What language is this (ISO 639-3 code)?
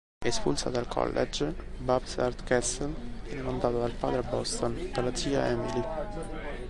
ita